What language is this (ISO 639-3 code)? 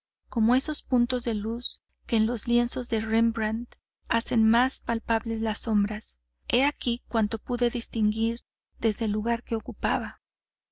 spa